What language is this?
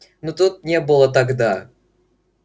Russian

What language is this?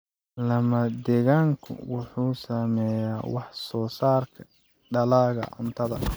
Somali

